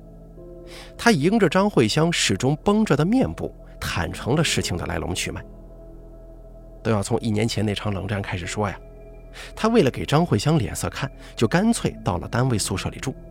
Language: Chinese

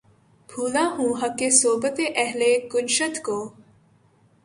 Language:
Urdu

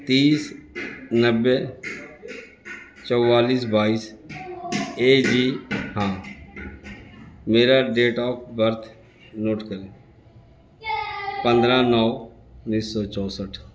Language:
Urdu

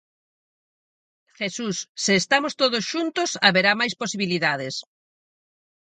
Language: Galician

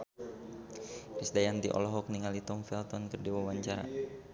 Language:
Sundanese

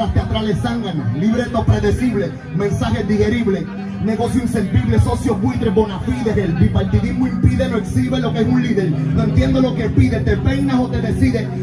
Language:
Spanish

